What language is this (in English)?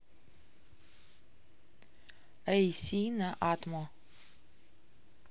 Russian